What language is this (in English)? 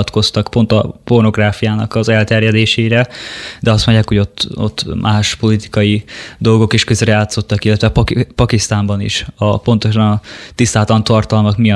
Hungarian